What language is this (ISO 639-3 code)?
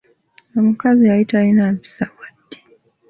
lug